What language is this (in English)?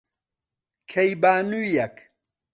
Central Kurdish